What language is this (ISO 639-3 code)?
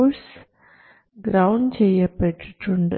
mal